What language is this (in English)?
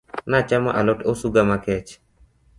Luo (Kenya and Tanzania)